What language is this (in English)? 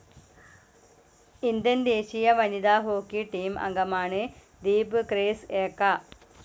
Malayalam